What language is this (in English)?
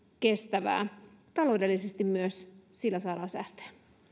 Finnish